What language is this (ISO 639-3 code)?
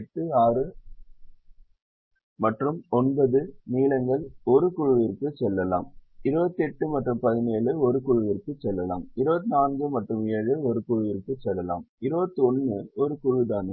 tam